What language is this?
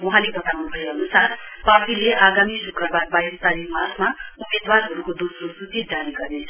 Nepali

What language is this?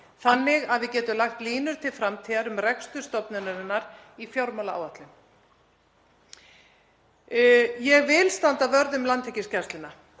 Icelandic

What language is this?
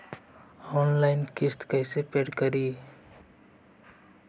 Magahi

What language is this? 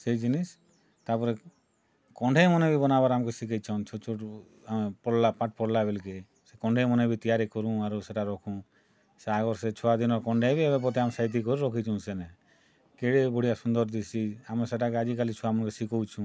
Odia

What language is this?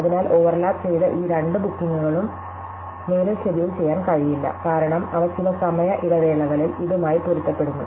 Malayalam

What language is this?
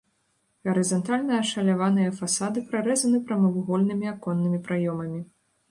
Belarusian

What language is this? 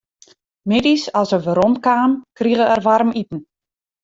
Western Frisian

